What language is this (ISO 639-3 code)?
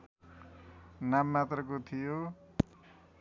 nep